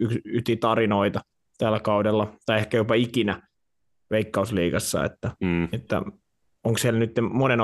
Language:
Finnish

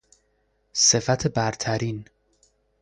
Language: Persian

